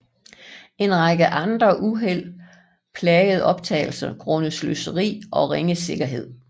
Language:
Danish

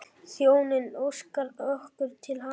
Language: Icelandic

